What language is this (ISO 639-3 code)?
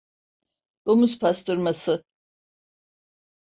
tur